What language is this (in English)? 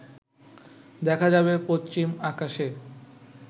Bangla